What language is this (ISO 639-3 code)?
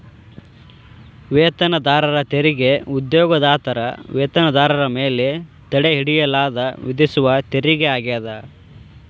kan